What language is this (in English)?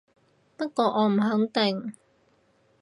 Cantonese